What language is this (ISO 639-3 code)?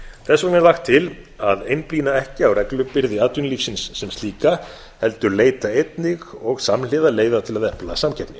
isl